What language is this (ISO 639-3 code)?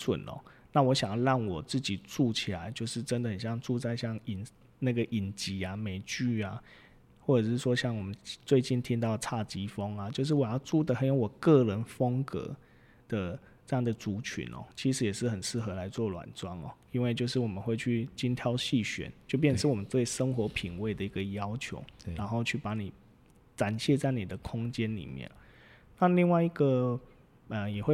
zho